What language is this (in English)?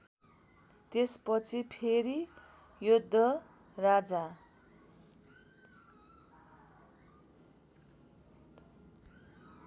Nepali